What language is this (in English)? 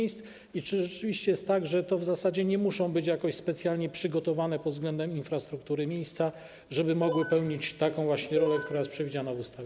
Polish